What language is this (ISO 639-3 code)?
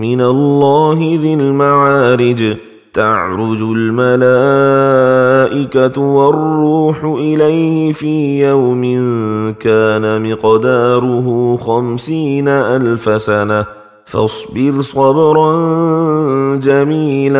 ara